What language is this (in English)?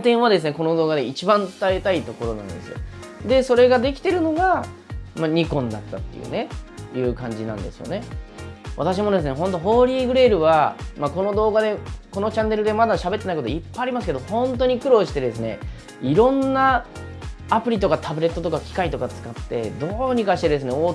Japanese